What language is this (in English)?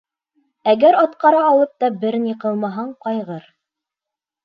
Bashkir